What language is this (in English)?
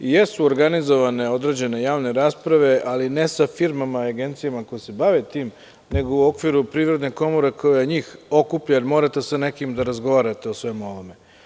Serbian